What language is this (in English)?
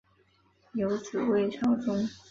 Chinese